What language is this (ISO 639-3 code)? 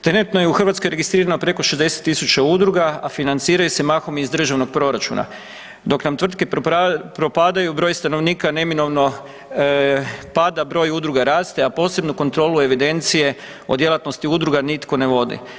hrv